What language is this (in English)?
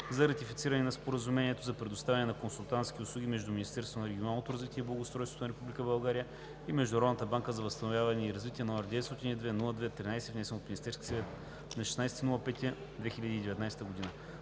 Bulgarian